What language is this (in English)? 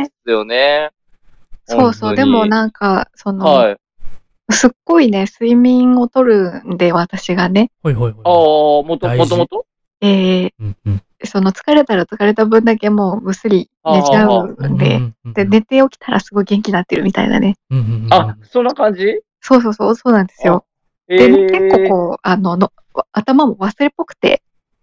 Japanese